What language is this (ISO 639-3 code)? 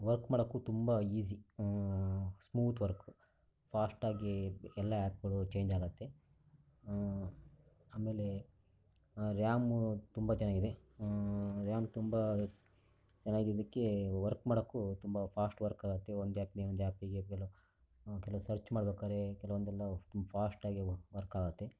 kan